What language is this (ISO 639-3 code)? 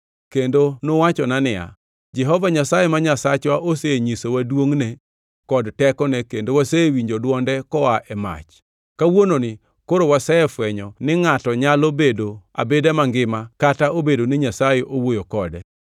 luo